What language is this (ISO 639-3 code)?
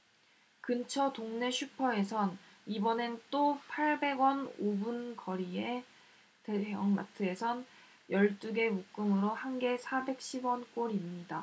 kor